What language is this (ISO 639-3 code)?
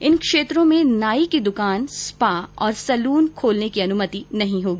hin